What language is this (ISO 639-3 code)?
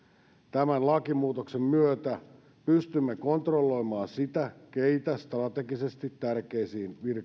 fin